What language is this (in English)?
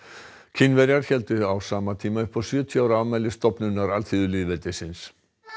Icelandic